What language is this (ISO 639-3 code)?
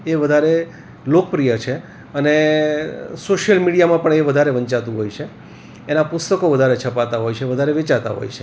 guj